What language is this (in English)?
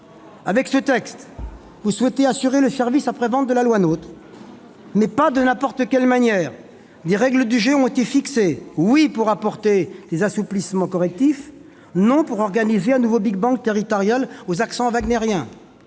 French